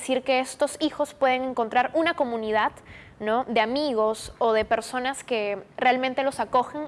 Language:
Spanish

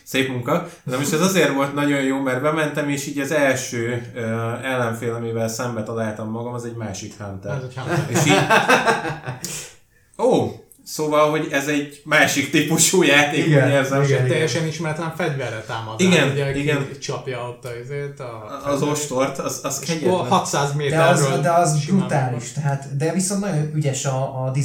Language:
Hungarian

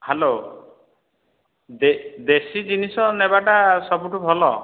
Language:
Odia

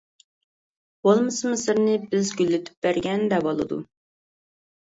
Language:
Uyghur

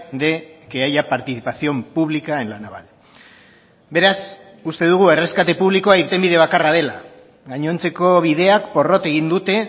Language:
Basque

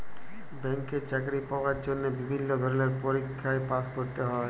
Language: Bangla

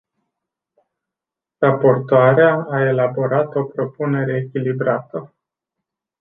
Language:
Romanian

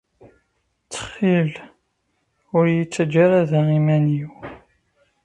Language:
Kabyle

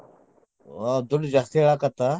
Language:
Kannada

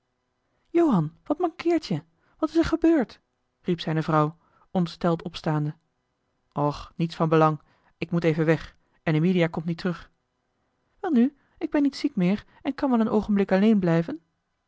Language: Dutch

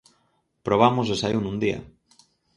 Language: Galician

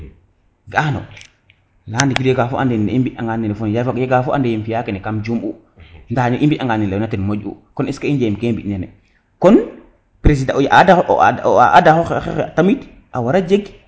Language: Serer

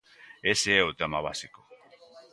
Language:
Galician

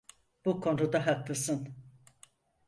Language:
Turkish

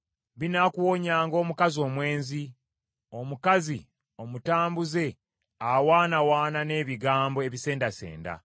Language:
Ganda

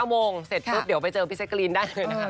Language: Thai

